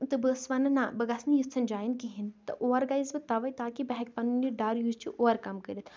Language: Kashmiri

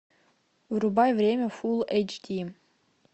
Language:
Russian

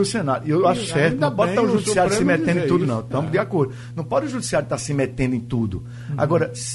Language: Portuguese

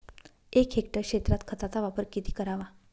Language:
Marathi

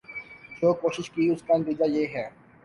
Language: Urdu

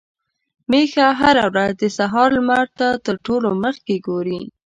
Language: Pashto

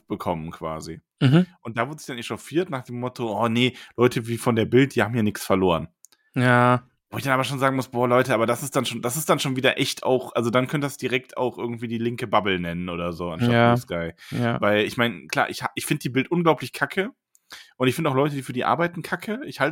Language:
German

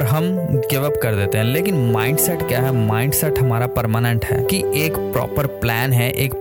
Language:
Hindi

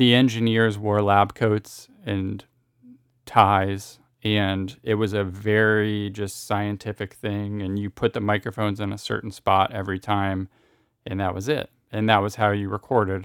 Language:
English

